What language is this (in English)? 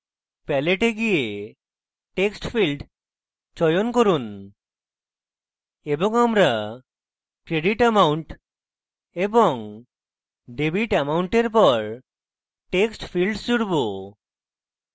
Bangla